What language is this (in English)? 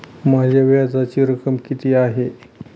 Marathi